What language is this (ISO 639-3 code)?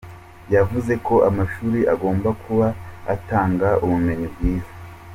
kin